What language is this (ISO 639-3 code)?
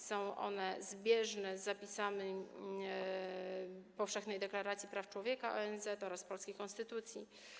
pol